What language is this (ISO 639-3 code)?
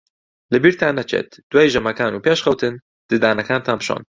ckb